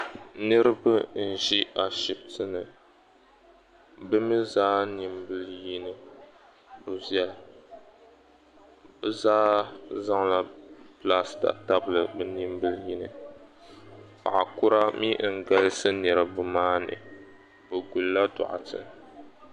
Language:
Dagbani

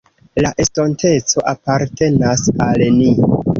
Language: Esperanto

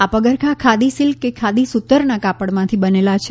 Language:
Gujarati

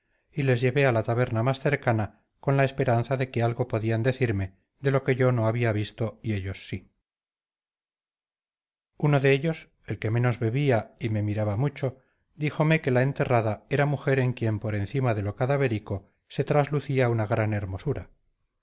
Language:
Spanish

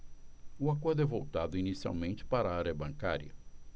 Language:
Portuguese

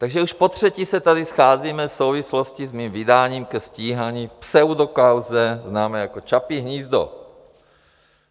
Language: Czech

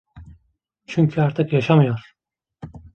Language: Turkish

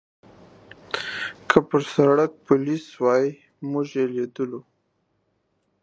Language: Pashto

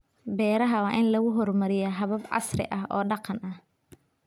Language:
Somali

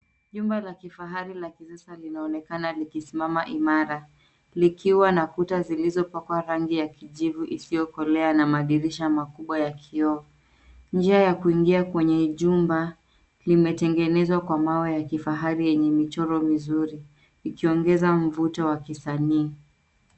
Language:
Swahili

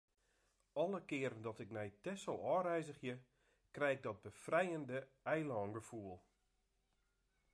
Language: Western Frisian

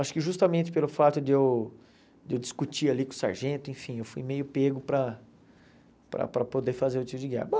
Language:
Portuguese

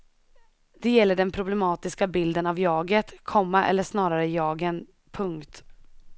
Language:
Swedish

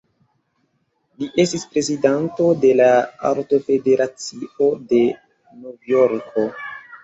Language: Esperanto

